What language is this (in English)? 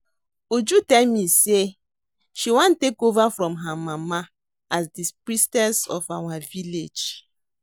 Nigerian Pidgin